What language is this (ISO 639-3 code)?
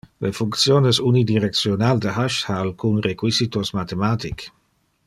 ina